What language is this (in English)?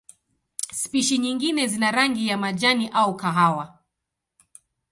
Swahili